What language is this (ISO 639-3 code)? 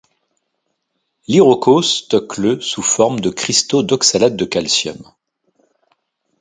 fra